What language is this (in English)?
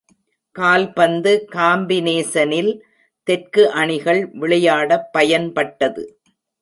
Tamil